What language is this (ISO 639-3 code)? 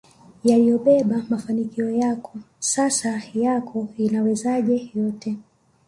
swa